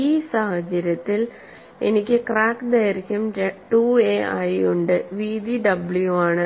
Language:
Malayalam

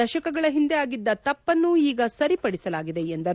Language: Kannada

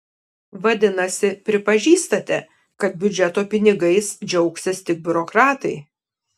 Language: Lithuanian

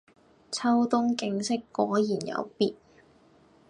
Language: Cantonese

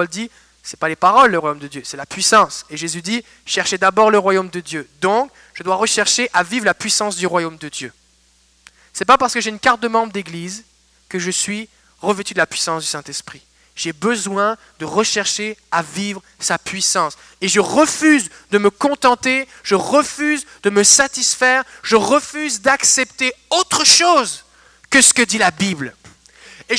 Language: French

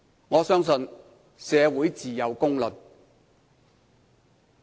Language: Cantonese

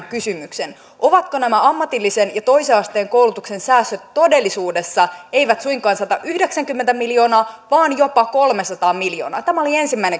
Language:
Finnish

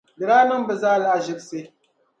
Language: Dagbani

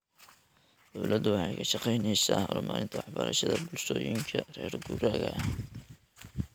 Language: Somali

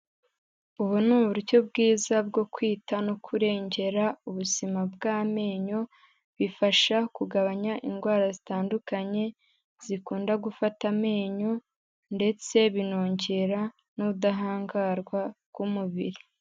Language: Kinyarwanda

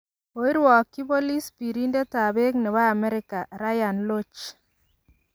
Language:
Kalenjin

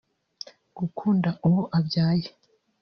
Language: Kinyarwanda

